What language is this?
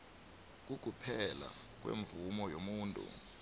South Ndebele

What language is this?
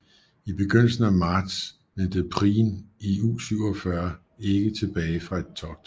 Danish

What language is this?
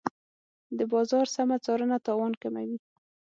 Pashto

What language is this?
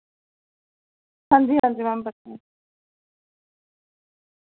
Dogri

